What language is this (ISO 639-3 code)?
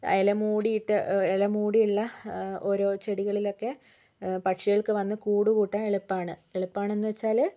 mal